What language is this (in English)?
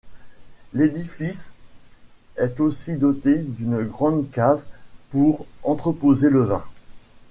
French